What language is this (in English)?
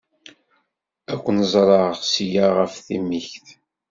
Kabyle